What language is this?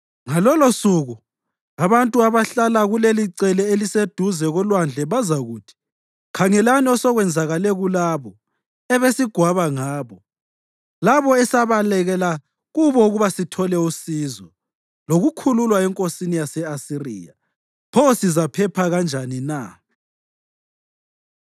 North Ndebele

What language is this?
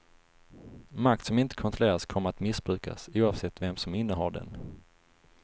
Swedish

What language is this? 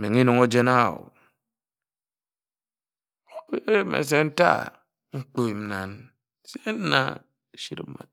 Ejagham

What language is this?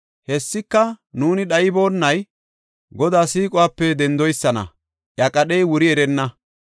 Gofa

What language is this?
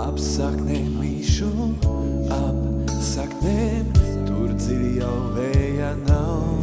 Latvian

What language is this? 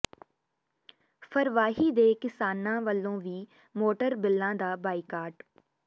Punjabi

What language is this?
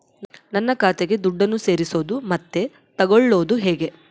Kannada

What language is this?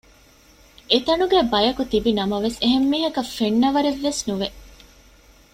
Divehi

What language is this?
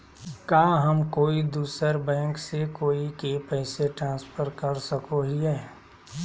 Magahi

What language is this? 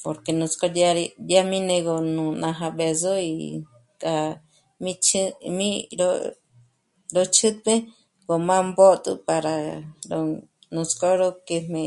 Michoacán Mazahua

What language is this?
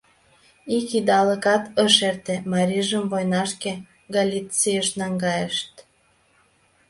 Mari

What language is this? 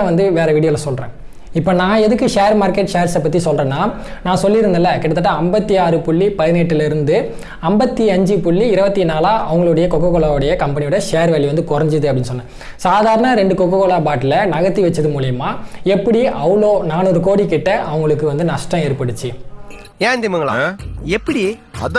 Tamil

